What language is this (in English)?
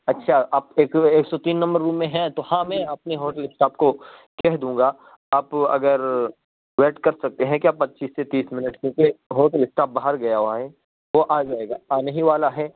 Urdu